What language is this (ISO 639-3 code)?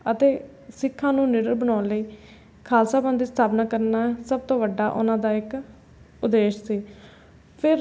pan